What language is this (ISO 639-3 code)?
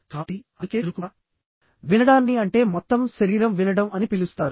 tel